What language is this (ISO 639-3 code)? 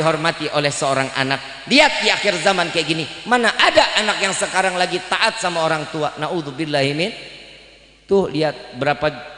ind